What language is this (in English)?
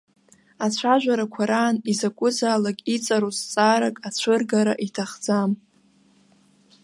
Abkhazian